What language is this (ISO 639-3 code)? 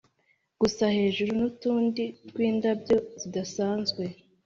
kin